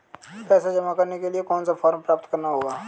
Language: Hindi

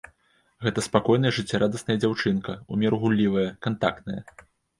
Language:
Belarusian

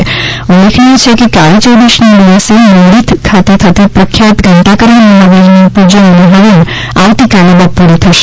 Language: Gujarati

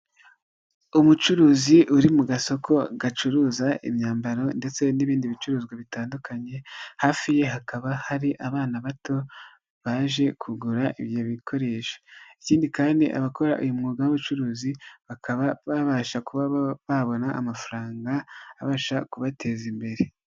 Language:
Kinyarwanda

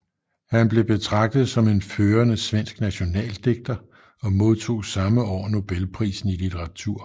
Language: Danish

